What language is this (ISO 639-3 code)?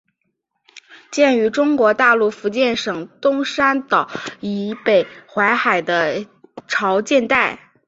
zho